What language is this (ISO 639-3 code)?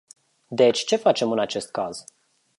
ron